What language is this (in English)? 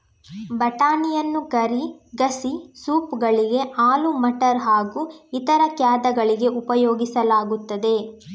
Kannada